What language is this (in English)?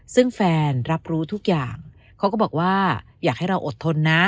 Thai